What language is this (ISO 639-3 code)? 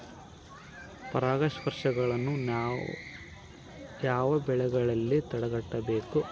kan